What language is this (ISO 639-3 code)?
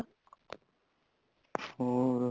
pan